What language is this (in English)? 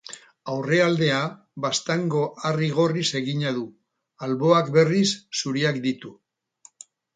Basque